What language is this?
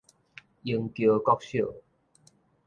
Min Nan Chinese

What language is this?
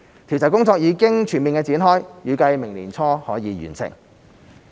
Cantonese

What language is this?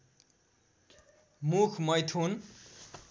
Nepali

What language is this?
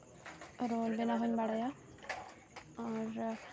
Santali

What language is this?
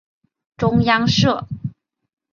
Chinese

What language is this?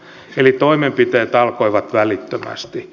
Finnish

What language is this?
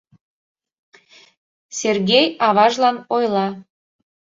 Mari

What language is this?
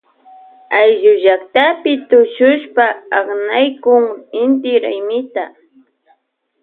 Loja Highland Quichua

